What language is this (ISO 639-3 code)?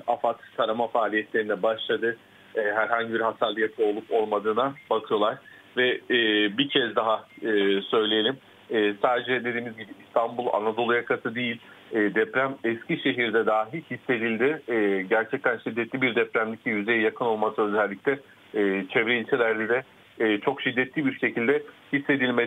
tur